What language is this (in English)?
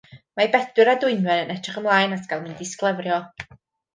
Welsh